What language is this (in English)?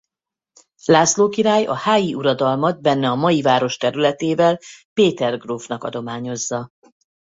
Hungarian